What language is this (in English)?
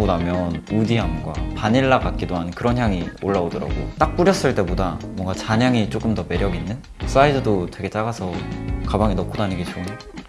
Korean